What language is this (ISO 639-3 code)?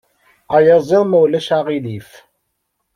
kab